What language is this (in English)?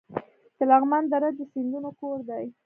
Pashto